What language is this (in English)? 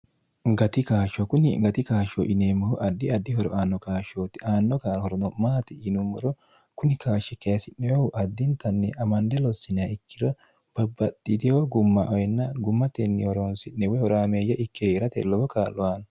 Sidamo